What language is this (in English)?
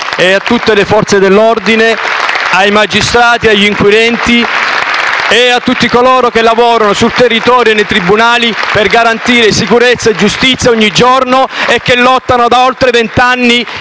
Italian